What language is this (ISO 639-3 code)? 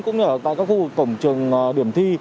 vie